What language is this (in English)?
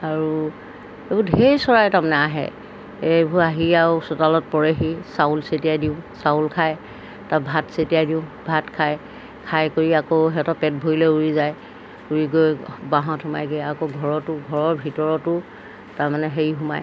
Assamese